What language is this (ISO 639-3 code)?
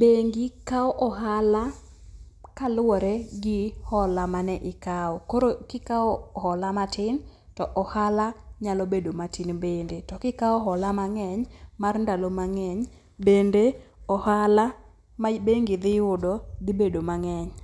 luo